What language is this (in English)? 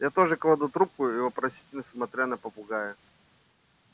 Russian